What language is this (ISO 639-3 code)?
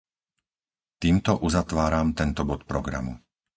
slk